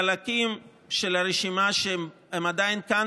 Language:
Hebrew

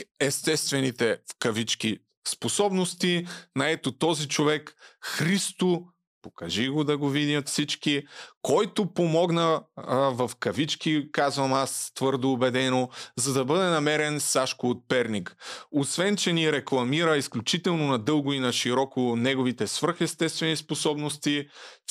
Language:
Bulgarian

